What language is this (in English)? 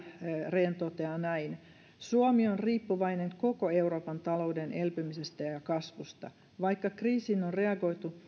Finnish